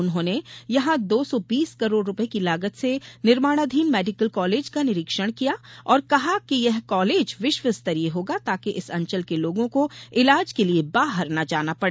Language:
Hindi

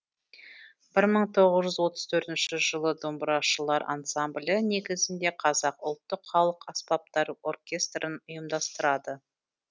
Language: Kazakh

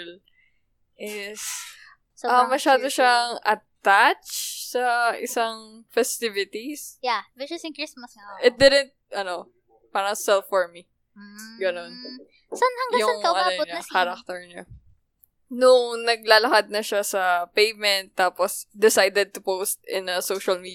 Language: Filipino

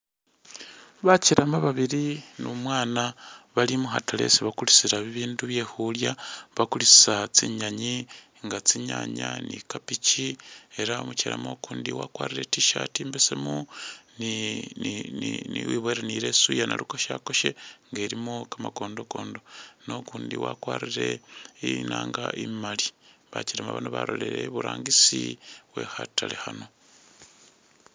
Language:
Masaaba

